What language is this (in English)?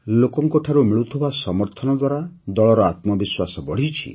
Odia